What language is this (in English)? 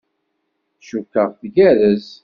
Kabyle